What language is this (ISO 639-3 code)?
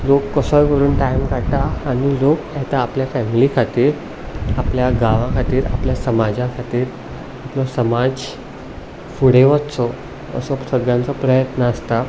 kok